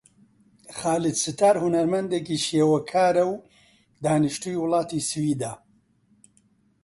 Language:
Central Kurdish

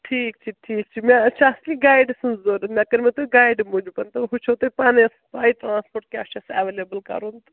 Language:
Kashmiri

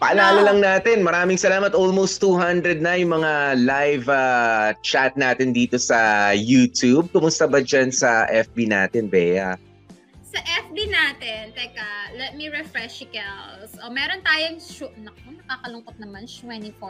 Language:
Filipino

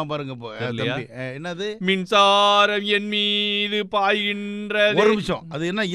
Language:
Tamil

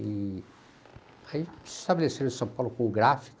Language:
Portuguese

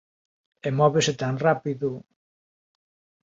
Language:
Galician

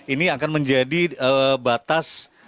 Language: Indonesian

